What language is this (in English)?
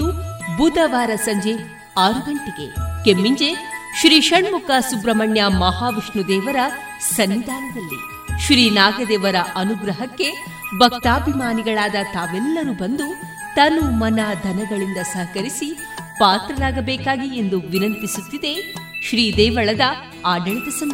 Kannada